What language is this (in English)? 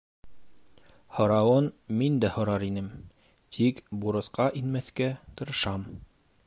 Bashkir